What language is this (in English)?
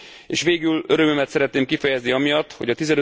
Hungarian